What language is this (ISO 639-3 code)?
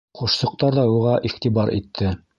bak